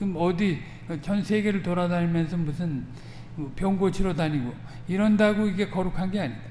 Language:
Korean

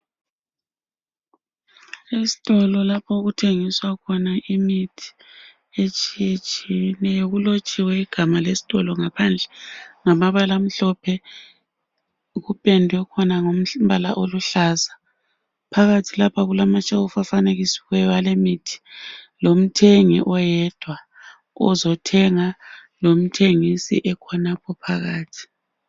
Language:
North Ndebele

